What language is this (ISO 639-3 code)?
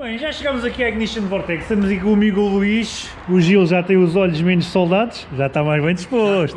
por